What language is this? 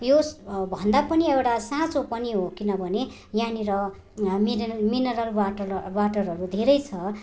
Nepali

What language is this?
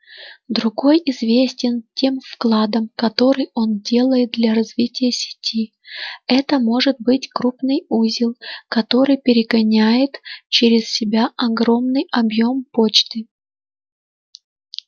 Russian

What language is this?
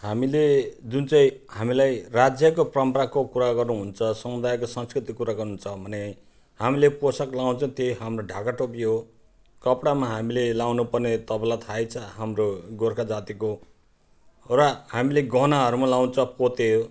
Nepali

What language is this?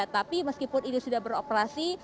Indonesian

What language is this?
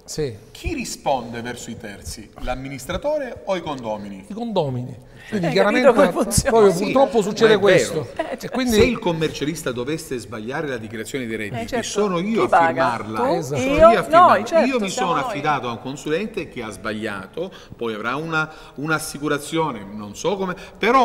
Italian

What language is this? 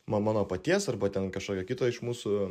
Lithuanian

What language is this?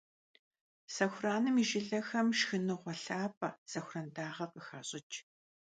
Kabardian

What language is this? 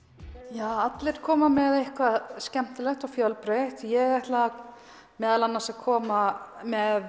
Icelandic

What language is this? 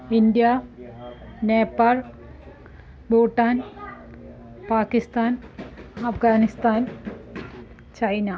Sanskrit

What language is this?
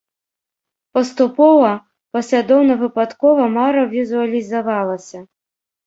Belarusian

